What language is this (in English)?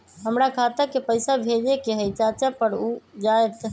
Magahi